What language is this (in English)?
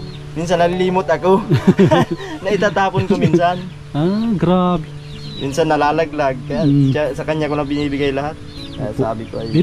Filipino